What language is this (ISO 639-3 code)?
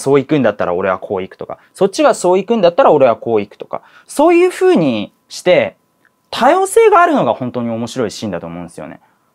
jpn